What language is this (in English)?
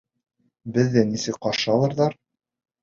Bashkir